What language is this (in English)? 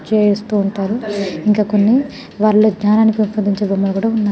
Telugu